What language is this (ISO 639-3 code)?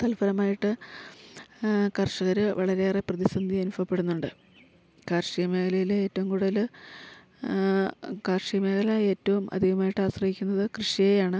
mal